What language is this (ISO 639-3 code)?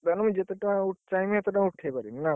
ori